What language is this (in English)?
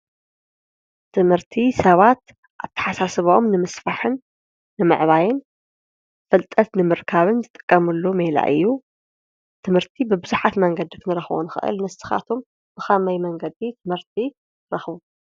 Tigrinya